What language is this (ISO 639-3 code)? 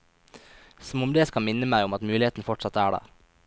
nor